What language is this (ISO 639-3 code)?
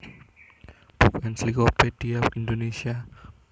jav